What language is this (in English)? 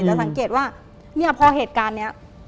Thai